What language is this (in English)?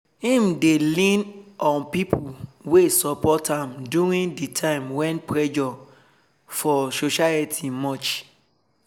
Nigerian Pidgin